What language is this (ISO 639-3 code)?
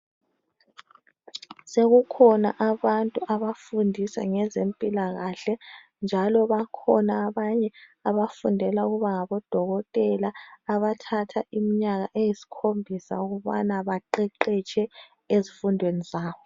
nde